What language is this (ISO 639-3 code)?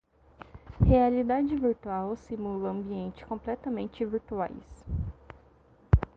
por